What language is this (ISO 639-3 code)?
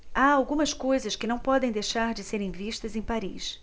por